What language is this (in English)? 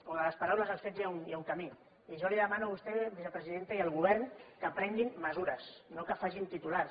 Catalan